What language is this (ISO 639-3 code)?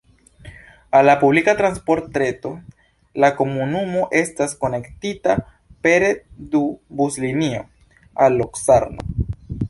epo